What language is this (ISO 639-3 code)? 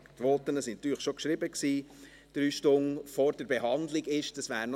gsw